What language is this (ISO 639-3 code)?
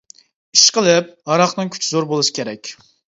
uig